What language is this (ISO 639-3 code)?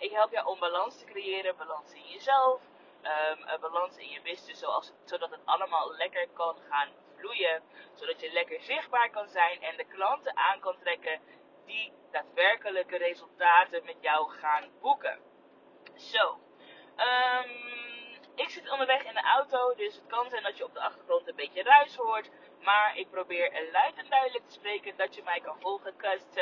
nld